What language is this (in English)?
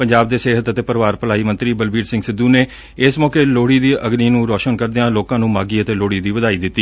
Punjabi